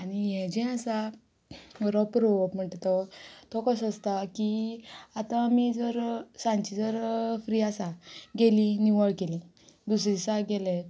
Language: Konkani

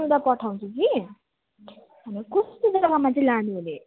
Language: Nepali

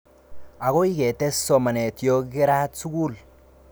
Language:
Kalenjin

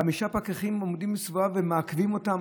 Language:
Hebrew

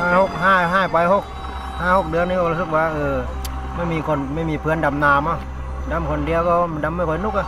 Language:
Thai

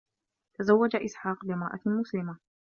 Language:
Arabic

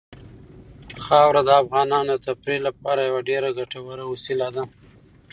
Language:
Pashto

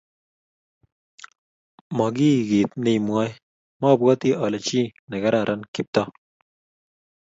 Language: Kalenjin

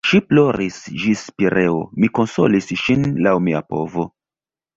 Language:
Esperanto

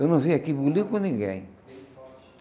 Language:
Portuguese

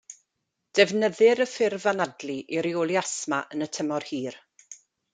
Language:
Welsh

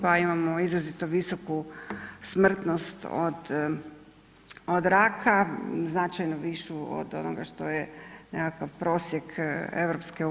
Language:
Croatian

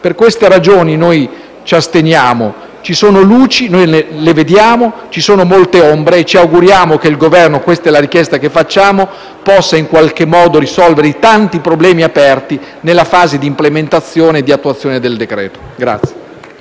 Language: Italian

